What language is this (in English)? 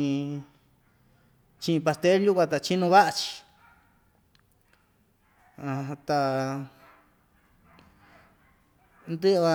Ixtayutla Mixtec